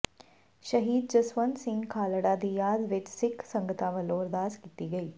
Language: Punjabi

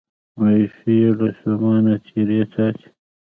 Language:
Pashto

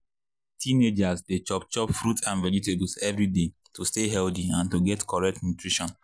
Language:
Nigerian Pidgin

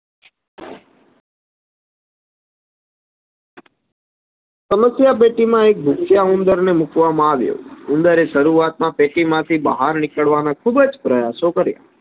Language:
Gujarati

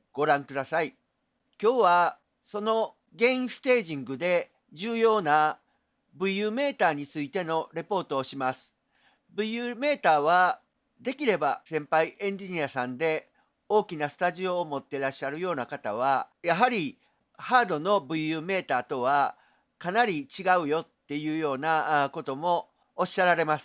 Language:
Japanese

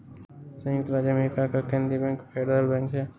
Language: Hindi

